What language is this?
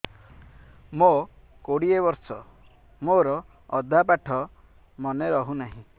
Odia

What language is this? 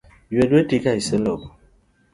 Luo (Kenya and Tanzania)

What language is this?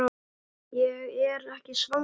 Icelandic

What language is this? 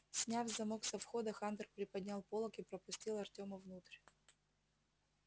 Russian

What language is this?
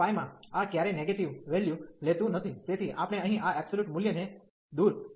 Gujarati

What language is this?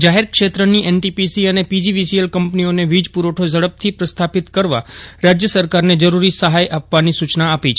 Gujarati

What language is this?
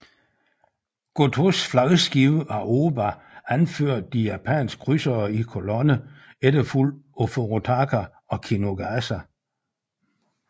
Danish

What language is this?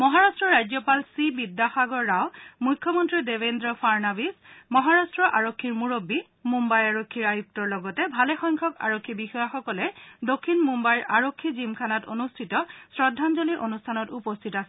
Assamese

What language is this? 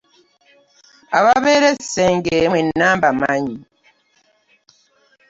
Ganda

